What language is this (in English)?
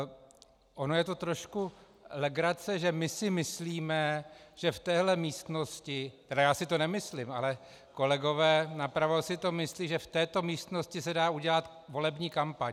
Czech